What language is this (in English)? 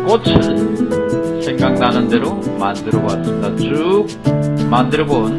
Korean